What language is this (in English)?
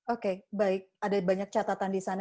Indonesian